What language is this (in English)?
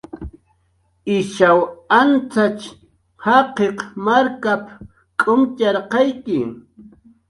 Jaqaru